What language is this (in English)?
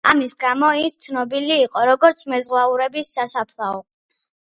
Georgian